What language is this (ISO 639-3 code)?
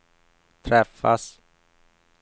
swe